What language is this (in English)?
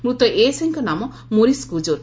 Odia